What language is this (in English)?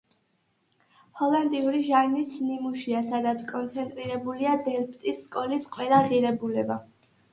Georgian